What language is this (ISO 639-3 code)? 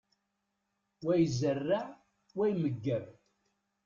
kab